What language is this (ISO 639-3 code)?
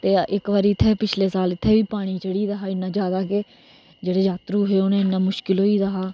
doi